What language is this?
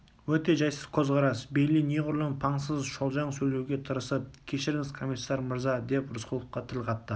Kazakh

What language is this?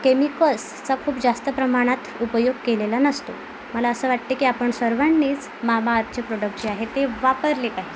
Marathi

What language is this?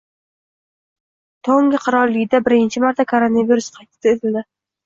Uzbek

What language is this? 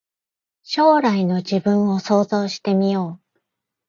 Japanese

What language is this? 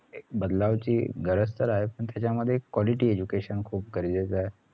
Marathi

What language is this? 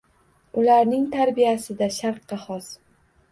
Uzbek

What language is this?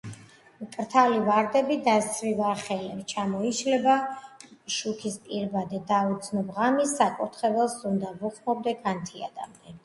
Georgian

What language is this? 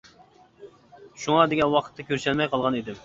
Uyghur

